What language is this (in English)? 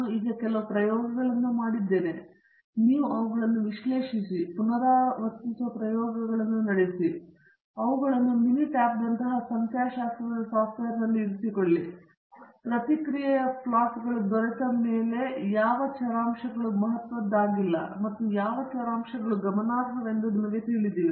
Kannada